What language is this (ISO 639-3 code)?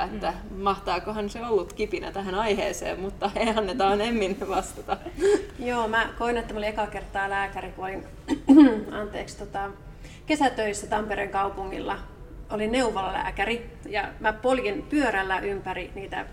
fin